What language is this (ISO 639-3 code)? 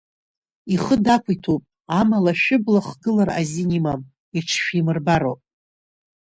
abk